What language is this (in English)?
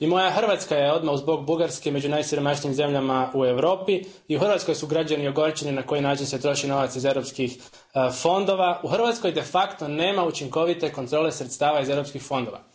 Croatian